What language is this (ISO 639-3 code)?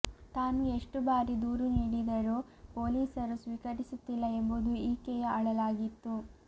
kan